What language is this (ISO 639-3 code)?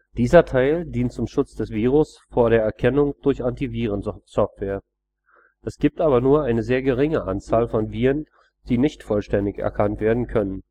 deu